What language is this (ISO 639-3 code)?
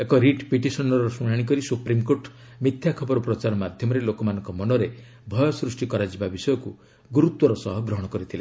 ori